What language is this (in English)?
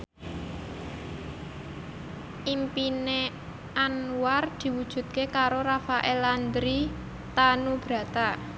Javanese